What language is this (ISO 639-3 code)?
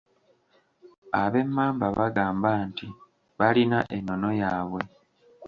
lug